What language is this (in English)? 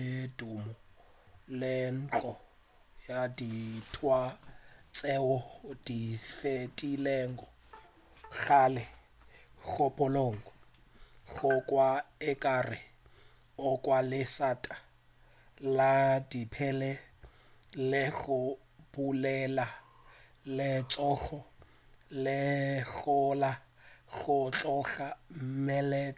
Northern Sotho